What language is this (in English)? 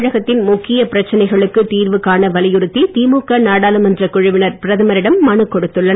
Tamil